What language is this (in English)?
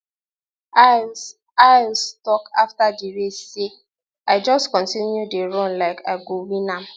Nigerian Pidgin